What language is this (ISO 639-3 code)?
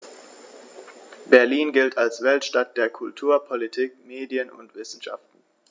deu